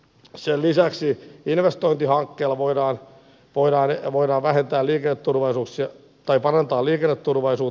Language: Finnish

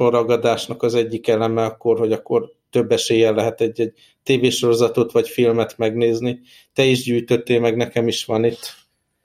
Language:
Hungarian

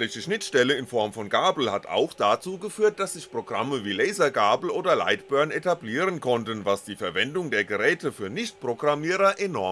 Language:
German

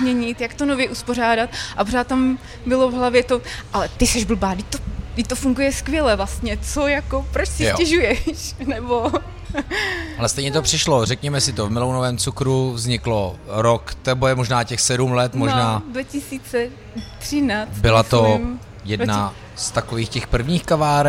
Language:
Czech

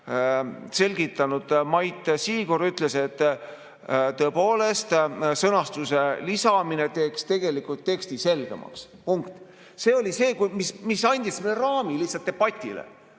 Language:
Estonian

